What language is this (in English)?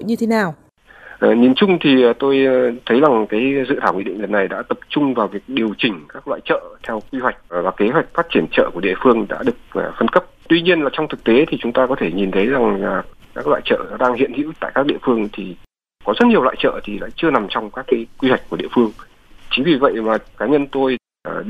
Vietnamese